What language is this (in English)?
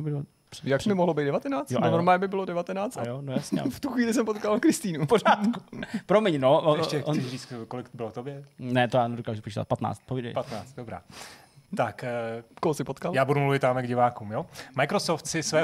Czech